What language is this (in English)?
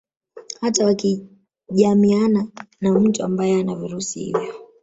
Swahili